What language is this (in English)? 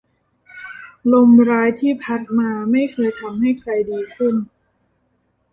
Thai